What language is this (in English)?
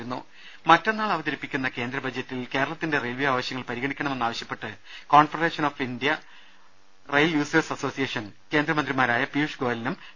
Malayalam